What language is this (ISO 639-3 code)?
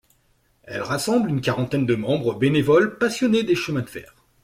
fra